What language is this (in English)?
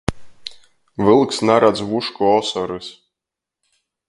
Latgalian